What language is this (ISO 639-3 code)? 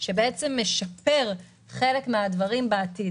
heb